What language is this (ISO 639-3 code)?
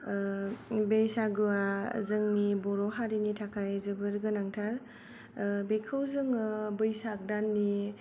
brx